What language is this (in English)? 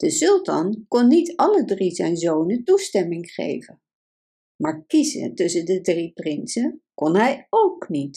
Dutch